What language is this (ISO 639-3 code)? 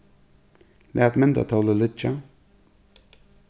fao